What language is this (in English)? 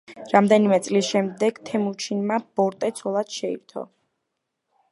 Georgian